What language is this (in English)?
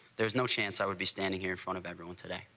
English